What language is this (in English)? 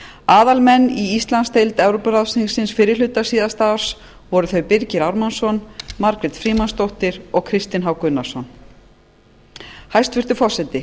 Icelandic